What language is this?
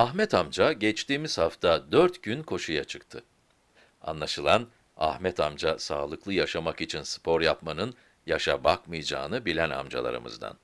Turkish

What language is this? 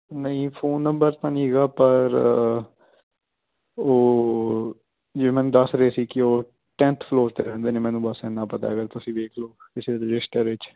Punjabi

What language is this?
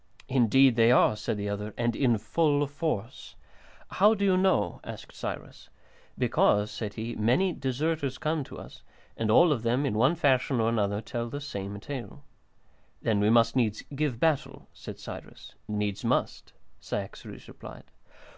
English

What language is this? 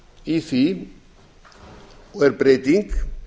Icelandic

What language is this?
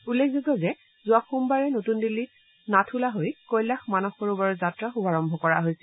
Assamese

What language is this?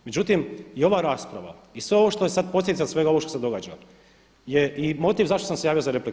Croatian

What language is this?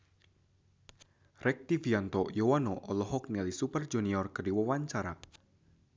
Sundanese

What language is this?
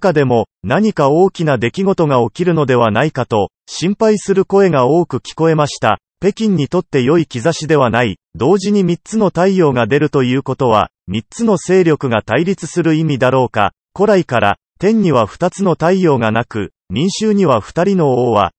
Japanese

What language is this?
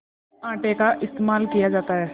Hindi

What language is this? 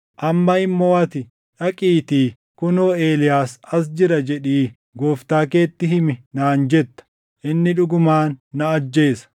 Oromo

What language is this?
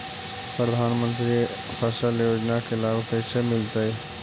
Magahi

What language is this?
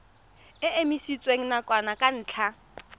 Tswana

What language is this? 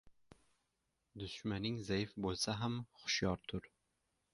Uzbek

